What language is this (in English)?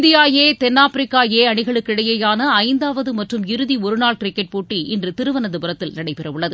Tamil